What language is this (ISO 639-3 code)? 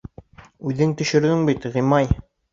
bak